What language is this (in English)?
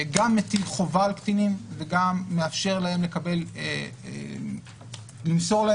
Hebrew